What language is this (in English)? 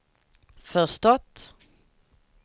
Swedish